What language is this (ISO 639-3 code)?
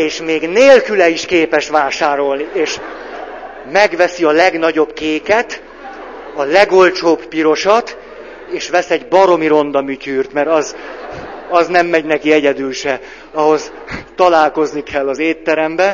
hun